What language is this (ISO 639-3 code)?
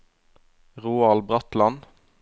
nor